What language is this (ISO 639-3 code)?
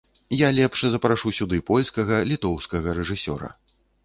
bel